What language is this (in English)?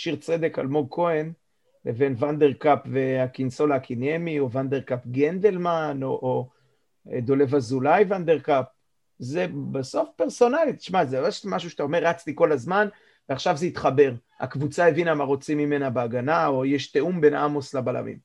Hebrew